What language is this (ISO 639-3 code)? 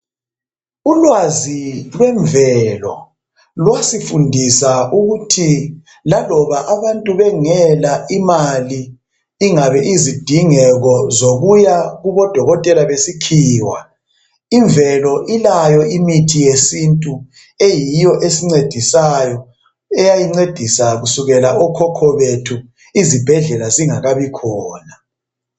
nde